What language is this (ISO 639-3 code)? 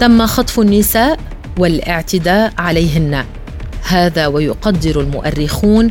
ara